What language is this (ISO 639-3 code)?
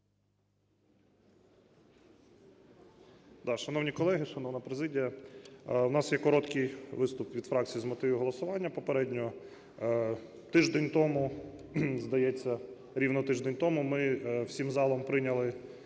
ukr